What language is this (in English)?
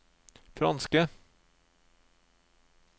Norwegian